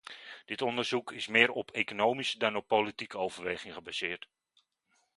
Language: Dutch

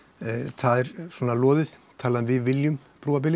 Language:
Icelandic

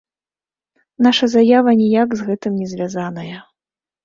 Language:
Belarusian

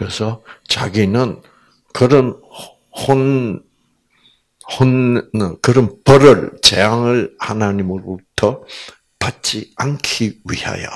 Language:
Korean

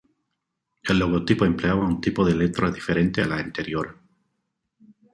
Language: Spanish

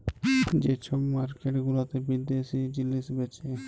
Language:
Bangla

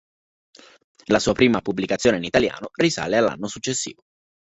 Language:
Italian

